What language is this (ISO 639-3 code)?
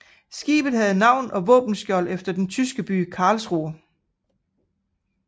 dan